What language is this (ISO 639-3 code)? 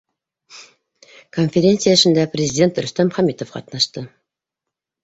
bak